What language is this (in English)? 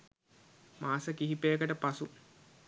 Sinhala